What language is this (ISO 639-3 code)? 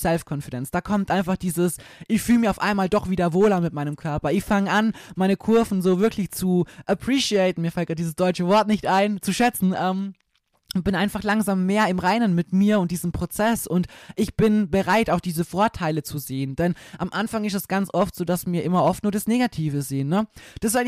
deu